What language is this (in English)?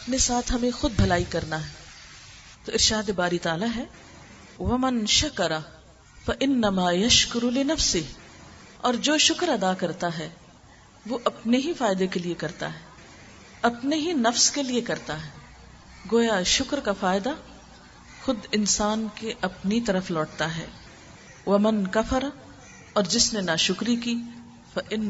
Urdu